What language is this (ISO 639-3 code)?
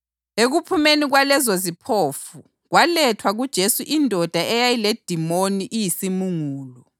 nde